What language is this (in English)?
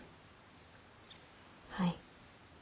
Japanese